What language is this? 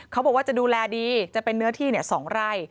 Thai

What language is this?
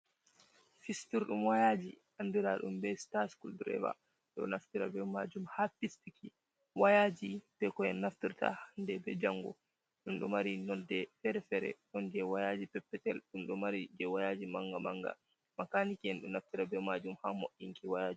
Fula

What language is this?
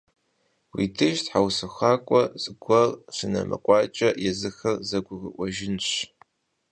Kabardian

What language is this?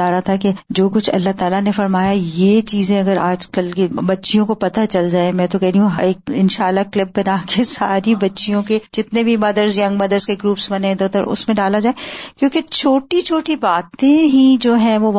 Urdu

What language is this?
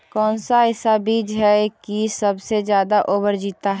Magahi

